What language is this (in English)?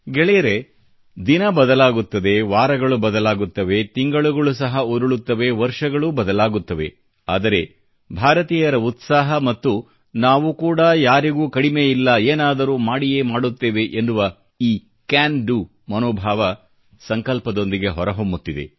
Kannada